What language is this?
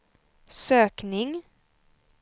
Swedish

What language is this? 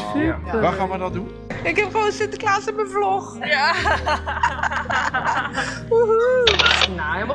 Dutch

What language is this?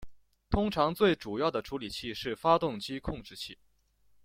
Chinese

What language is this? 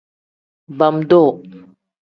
Tem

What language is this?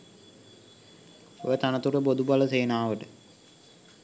Sinhala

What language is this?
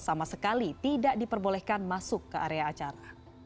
Indonesian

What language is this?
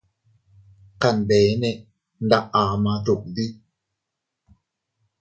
Teutila Cuicatec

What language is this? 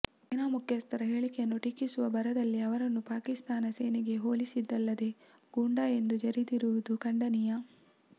Kannada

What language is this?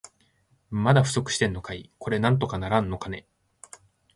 Japanese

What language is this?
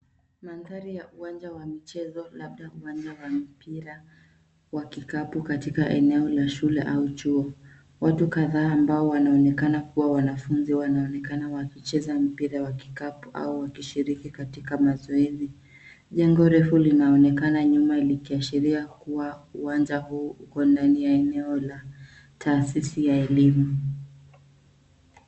Swahili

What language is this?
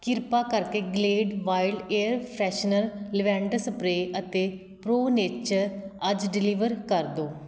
Punjabi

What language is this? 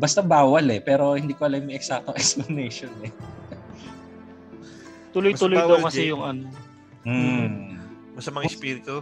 Filipino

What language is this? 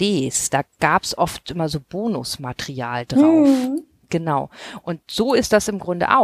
German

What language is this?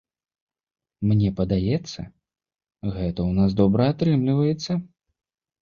Belarusian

